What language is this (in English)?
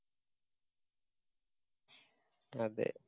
Malayalam